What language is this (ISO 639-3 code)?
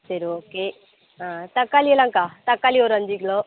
tam